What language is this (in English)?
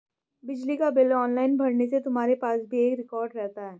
Hindi